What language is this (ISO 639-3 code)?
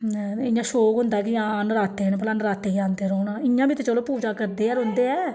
doi